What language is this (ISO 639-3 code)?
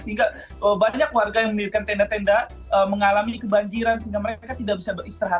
ind